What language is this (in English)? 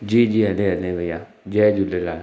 Sindhi